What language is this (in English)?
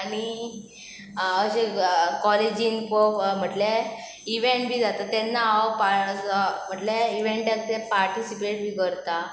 Konkani